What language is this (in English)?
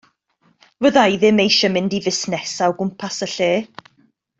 Welsh